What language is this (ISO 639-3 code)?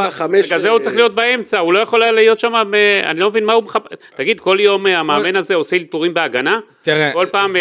heb